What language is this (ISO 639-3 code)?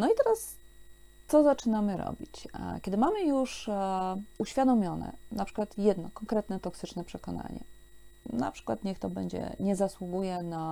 pol